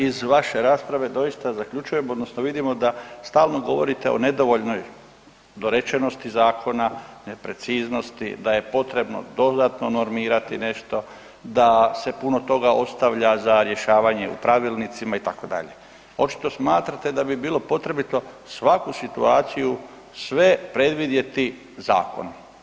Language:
Croatian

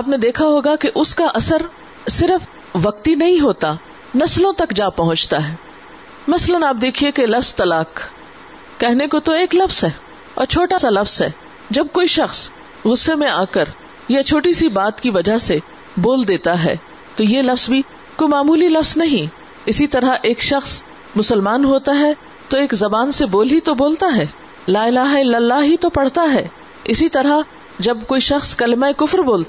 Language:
Urdu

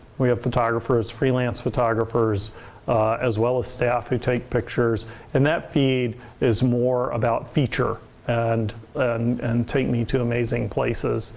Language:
English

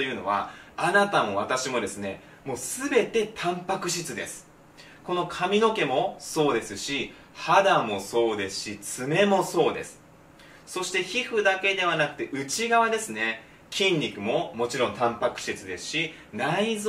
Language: Japanese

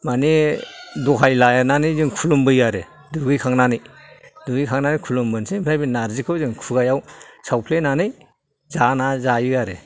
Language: Bodo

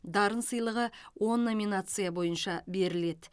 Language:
Kazakh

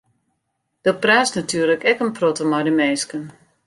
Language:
Western Frisian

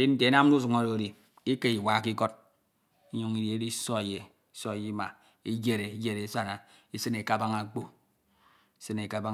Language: Ito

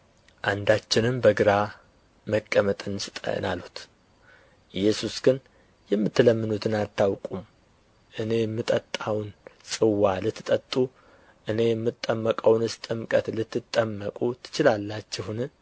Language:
Amharic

